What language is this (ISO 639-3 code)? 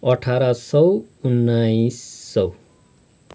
nep